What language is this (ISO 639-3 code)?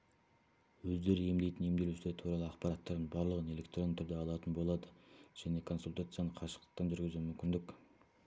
kaz